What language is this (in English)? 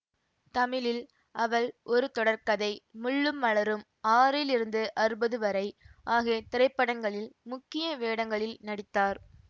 Tamil